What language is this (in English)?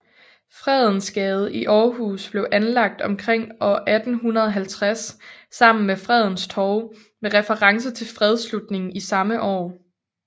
Danish